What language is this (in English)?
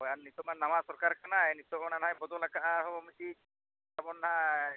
Santali